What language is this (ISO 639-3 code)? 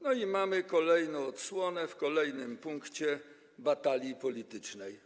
pol